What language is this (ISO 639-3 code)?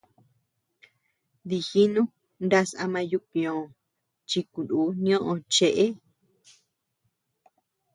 cux